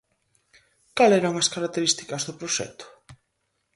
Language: Galician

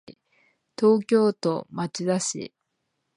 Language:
Japanese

